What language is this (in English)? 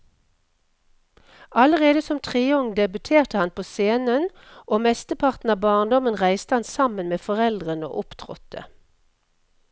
Norwegian